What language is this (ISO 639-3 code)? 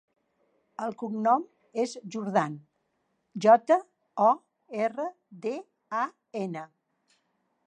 cat